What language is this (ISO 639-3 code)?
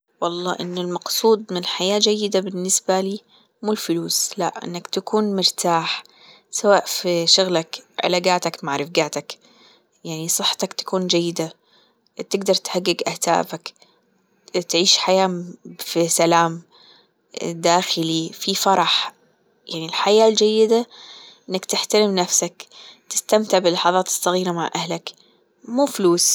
afb